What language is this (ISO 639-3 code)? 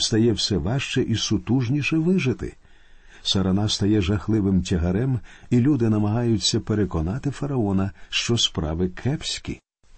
ukr